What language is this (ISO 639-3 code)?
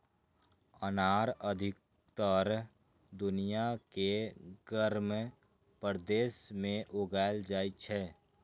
mai